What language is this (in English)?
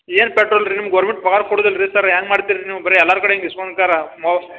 Kannada